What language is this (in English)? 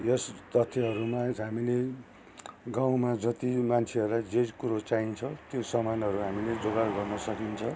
Nepali